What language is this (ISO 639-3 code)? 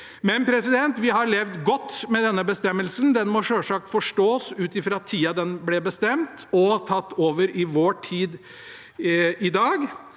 nor